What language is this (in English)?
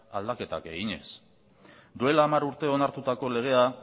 Basque